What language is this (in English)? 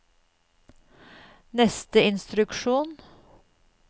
Norwegian